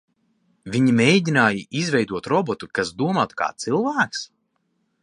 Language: Latvian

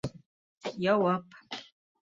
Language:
Bashkir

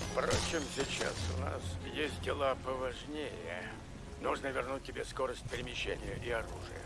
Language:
Russian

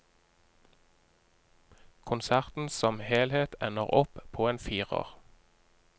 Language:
Norwegian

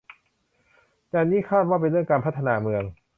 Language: Thai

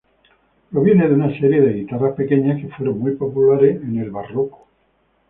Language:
Spanish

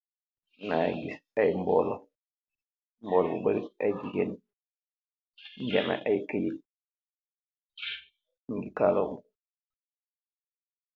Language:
Wolof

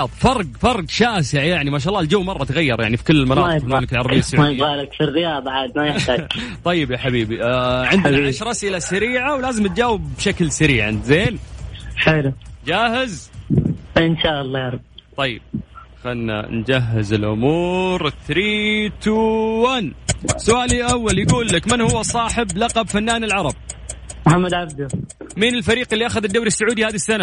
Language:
Arabic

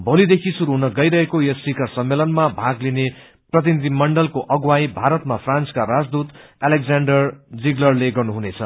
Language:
Nepali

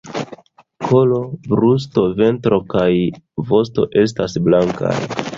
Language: Esperanto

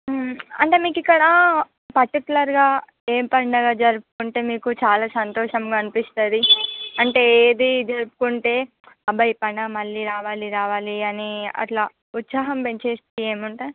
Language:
Telugu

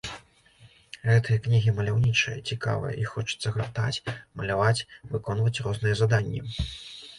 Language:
Belarusian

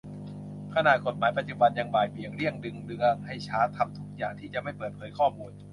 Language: Thai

